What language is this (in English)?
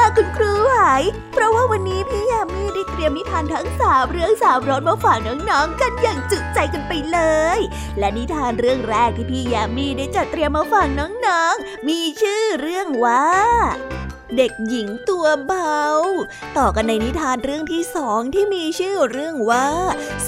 Thai